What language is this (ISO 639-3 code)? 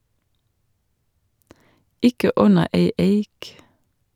nor